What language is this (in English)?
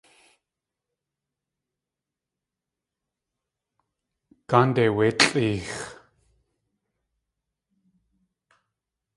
Tlingit